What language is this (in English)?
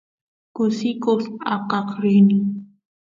Santiago del Estero Quichua